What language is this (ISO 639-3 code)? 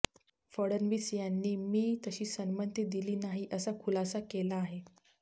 mar